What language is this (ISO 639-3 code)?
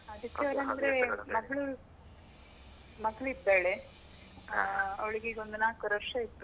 kan